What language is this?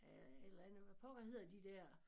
Danish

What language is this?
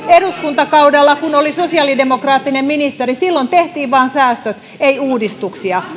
Finnish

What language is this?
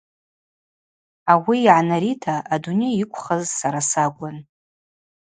Abaza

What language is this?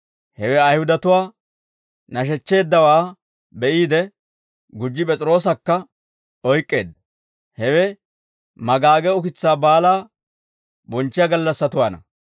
Dawro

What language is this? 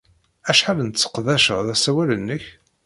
Kabyle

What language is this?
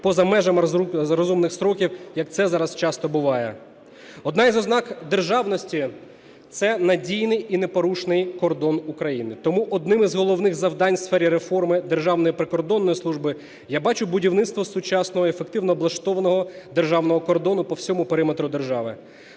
Ukrainian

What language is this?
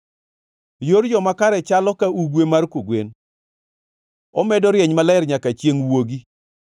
Luo (Kenya and Tanzania)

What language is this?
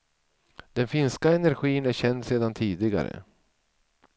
Swedish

